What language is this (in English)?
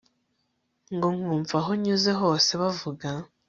Kinyarwanda